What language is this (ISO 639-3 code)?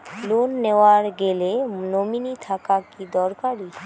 ben